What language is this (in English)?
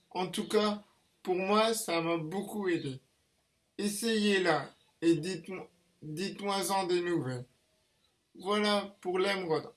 French